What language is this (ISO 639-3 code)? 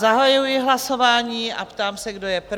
ces